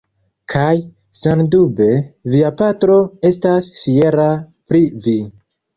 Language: Esperanto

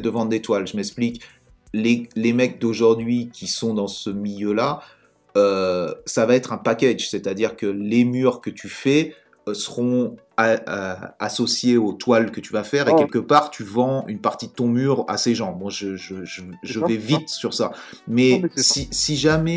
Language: French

